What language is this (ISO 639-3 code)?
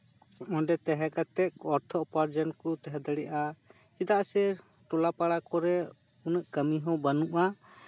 sat